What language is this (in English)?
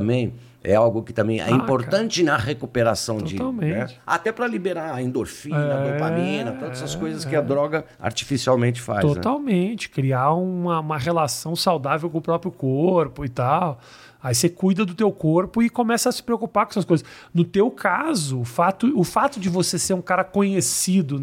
Portuguese